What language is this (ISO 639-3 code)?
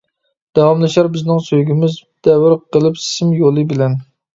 uig